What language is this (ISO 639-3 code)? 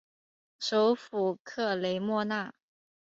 zho